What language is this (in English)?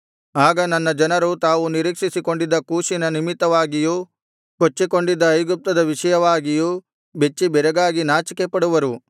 Kannada